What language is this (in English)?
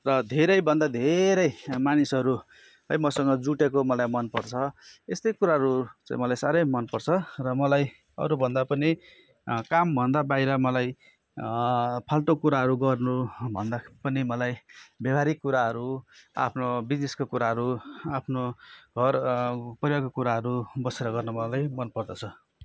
Nepali